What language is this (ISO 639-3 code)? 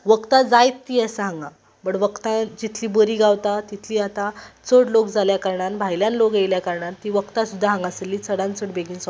kok